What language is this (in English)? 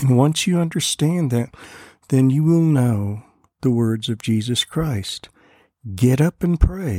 English